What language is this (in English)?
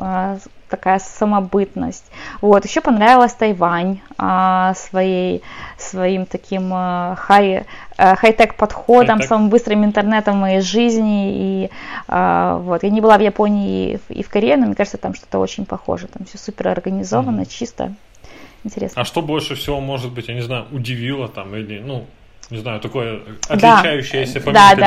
Russian